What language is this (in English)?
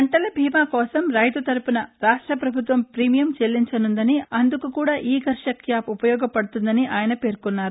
Telugu